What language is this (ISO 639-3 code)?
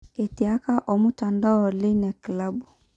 mas